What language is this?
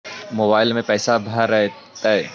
Magahi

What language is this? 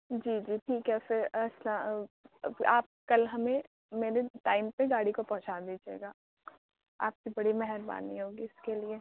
Urdu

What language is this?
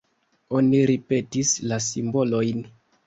Esperanto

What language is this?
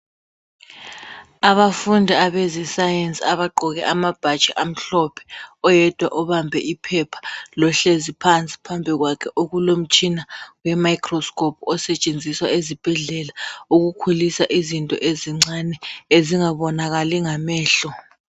North Ndebele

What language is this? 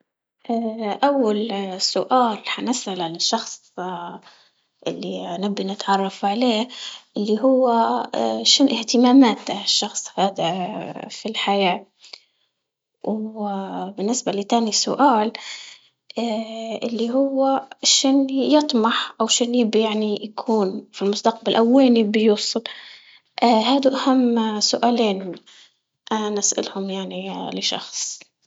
Libyan Arabic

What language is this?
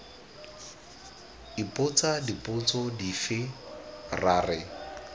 Tswana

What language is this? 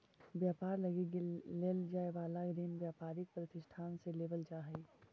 Magahi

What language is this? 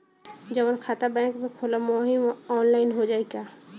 Bhojpuri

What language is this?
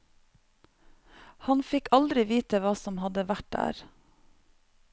Norwegian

